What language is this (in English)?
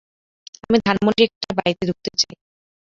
Bangla